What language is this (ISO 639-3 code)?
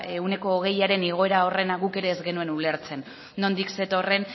eus